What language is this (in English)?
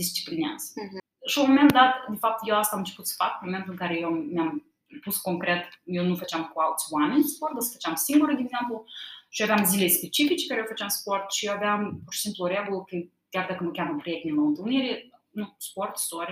Romanian